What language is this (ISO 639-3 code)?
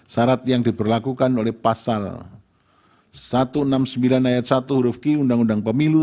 ind